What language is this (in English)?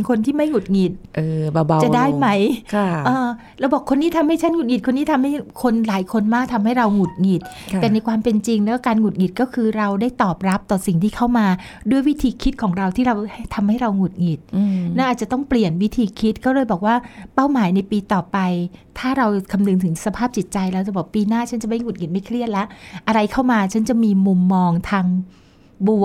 Thai